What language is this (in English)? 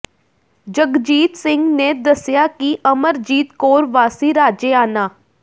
Punjabi